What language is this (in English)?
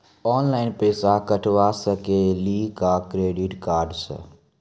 Maithili